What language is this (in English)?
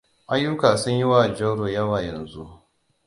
Hausa